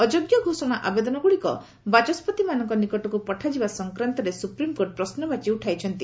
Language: Odia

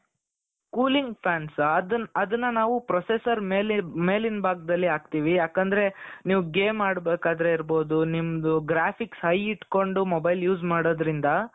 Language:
Kannada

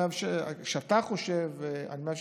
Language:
Hebrew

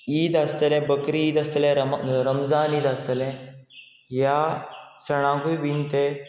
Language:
Konkani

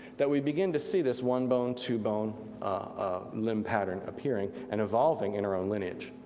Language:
English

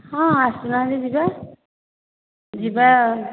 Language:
Odia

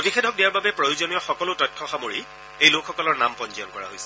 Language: Assamese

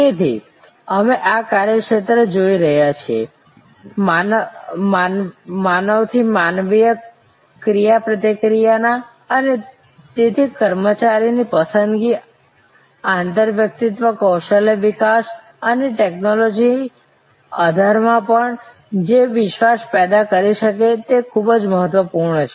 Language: Gujarati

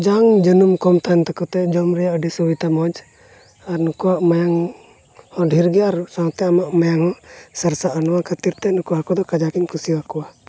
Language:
Santali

